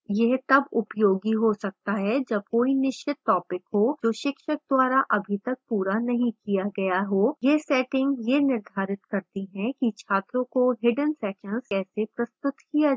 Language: Hindi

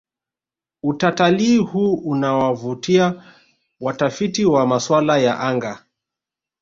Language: Swahili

